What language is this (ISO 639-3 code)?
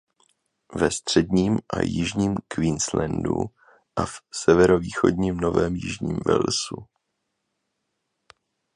ces